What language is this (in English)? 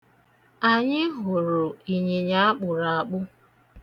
Igbo